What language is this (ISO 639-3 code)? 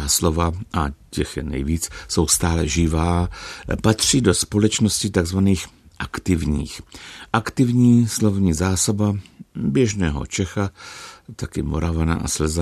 ces